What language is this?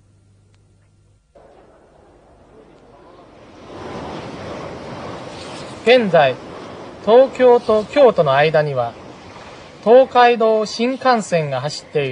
Japanese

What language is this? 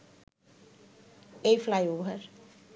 Bangla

